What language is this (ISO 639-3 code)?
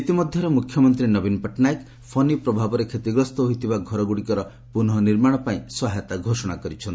ori